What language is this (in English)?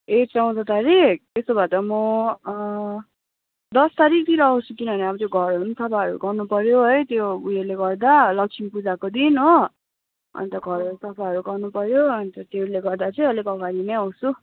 Nepali